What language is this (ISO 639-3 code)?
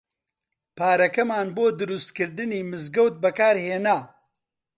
ckb